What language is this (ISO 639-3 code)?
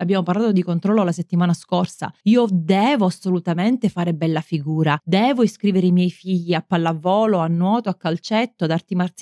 ita